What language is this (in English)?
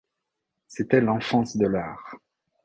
French